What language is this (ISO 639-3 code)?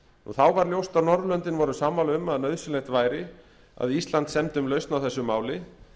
isl